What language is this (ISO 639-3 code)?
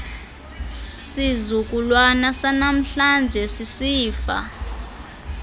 xho